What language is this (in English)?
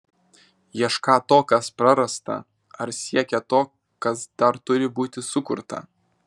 Lithuanian